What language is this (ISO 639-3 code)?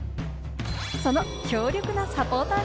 jpn